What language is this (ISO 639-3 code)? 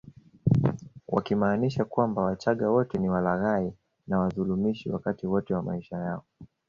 swa